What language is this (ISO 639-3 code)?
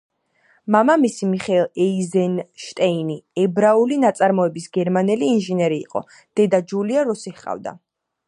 kat